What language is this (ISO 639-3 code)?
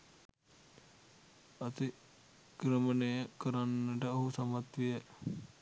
sin